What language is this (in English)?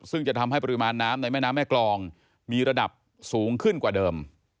Thai